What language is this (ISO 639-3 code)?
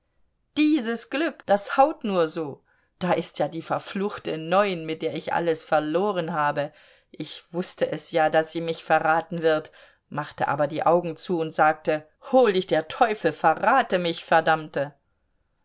deu